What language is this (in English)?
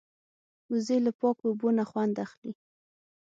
Pashto